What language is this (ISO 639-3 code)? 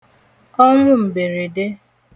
ibo